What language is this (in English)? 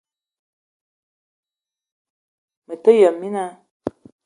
Eton (Cameroon)